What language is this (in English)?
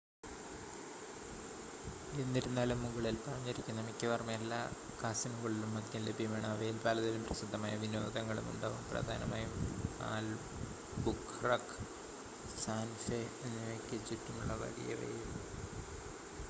Malayalam